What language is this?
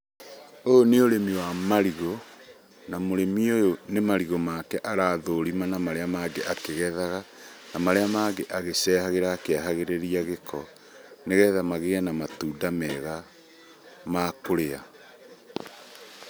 Kikuyu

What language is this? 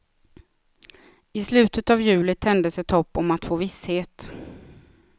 Swedish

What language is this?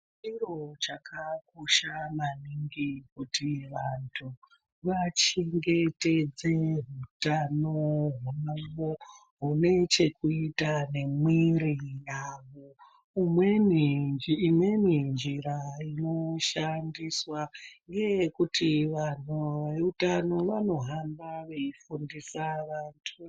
Ndau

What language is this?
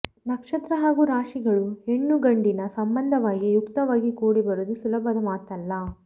Kannada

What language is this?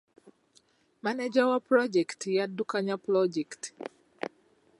Ganda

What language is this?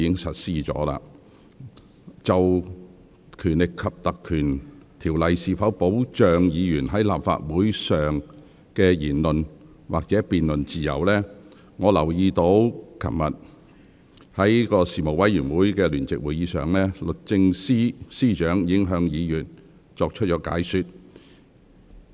Cantonese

